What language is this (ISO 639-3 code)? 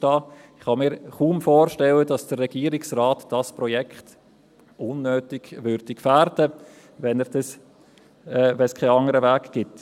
gsw